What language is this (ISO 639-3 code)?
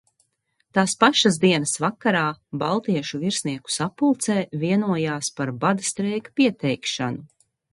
lav